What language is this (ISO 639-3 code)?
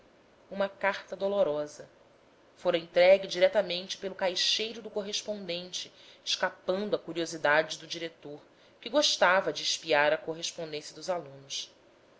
por